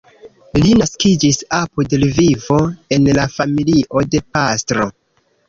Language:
Esperanto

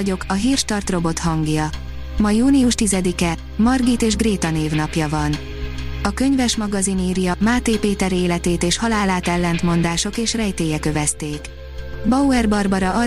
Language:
Hungarian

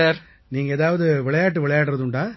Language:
Tamil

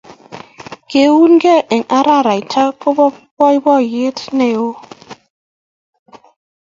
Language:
Kalenjin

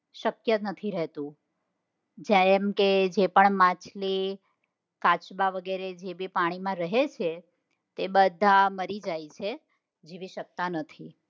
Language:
Gujarati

